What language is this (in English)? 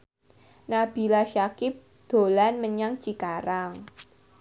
Javanese